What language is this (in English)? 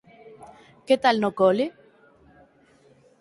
Galician